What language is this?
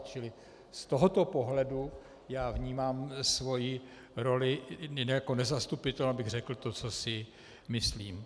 Czech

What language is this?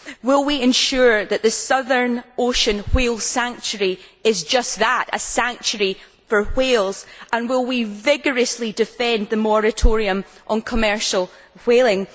English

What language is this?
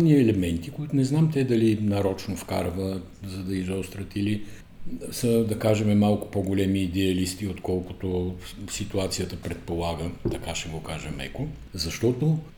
Bulgarian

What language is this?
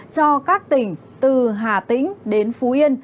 Vietnamese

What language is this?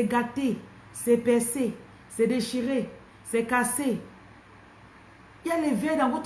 French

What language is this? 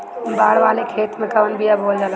Bhojpuri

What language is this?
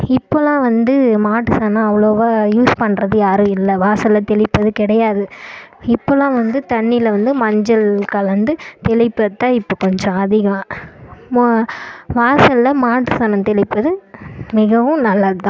Tamil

